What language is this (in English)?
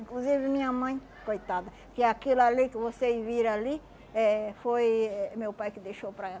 Portuguese